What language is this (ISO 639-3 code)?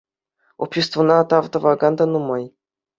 chv